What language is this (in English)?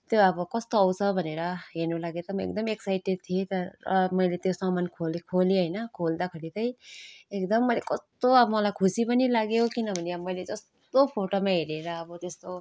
Nepali